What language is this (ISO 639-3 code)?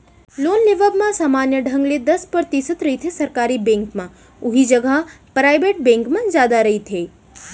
hne